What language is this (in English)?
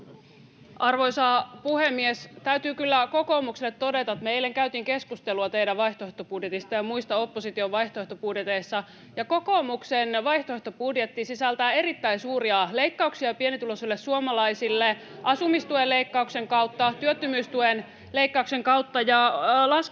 Finnish